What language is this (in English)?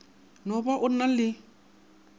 Northern Sotho